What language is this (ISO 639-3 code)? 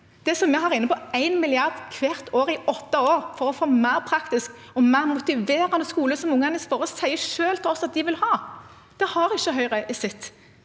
nor